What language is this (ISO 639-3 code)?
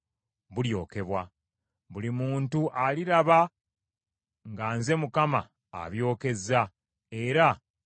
lug